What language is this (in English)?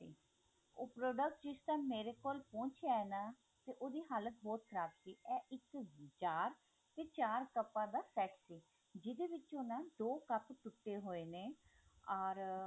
Punjabi